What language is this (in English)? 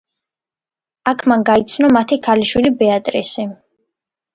Georgian